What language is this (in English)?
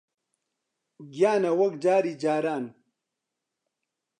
Central Kurdish